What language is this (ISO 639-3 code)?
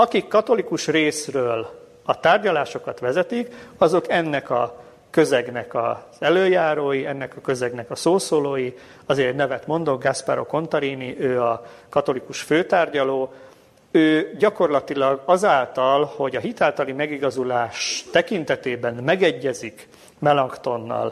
hun